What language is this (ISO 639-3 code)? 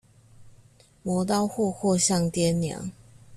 zho